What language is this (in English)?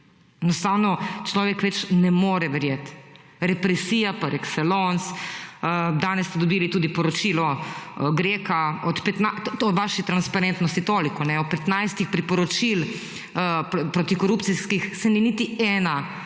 Slovenian